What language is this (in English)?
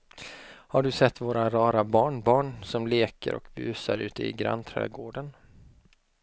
Swedish